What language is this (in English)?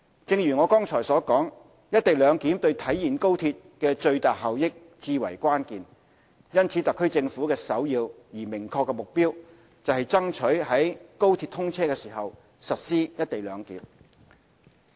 Cantonese